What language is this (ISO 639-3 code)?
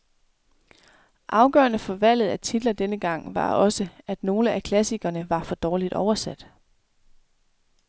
dan